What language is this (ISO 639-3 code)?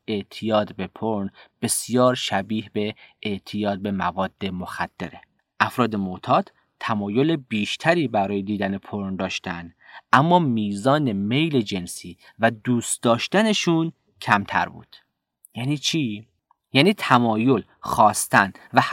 fas